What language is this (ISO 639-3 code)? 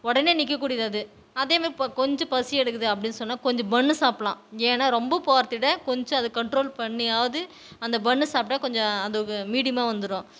tam